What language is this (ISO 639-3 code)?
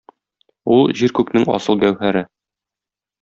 tat